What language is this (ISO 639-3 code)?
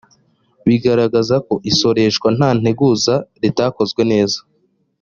kin